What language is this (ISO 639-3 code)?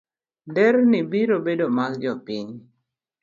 luo